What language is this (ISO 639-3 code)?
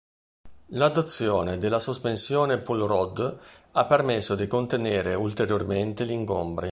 ita